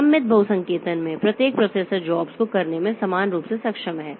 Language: Hindi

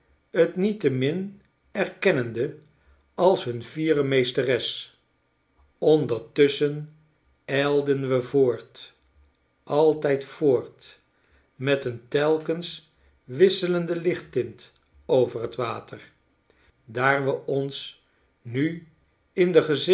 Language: Dutch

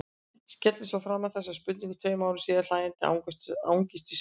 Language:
Icelandic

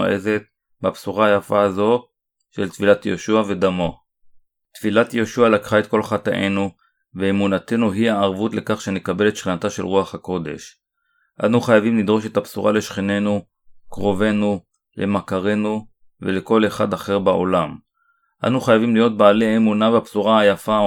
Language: Hebrew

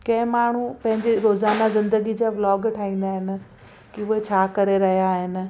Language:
Sindhi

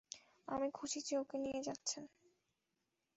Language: Bangla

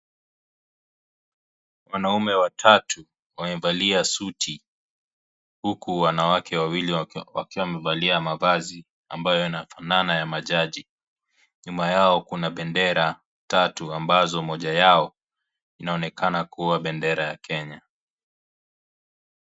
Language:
Swahili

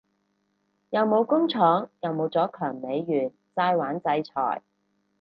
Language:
Cantonese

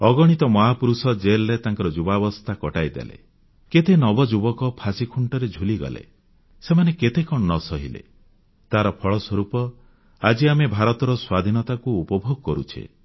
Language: Odia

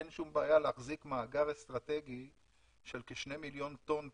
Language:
Hebrew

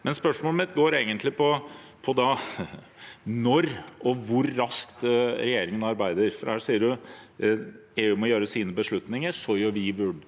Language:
Norwegian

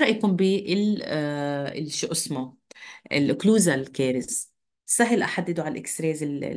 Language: Arabic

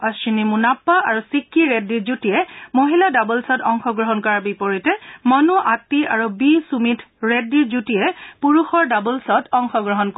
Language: Assamese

